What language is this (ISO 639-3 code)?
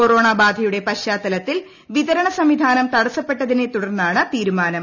mal